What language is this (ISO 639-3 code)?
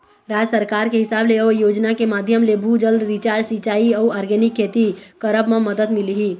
hne